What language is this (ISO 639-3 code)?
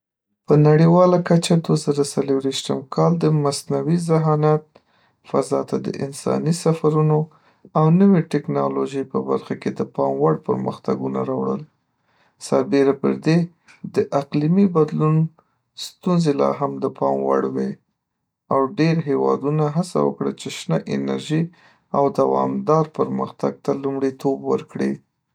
pus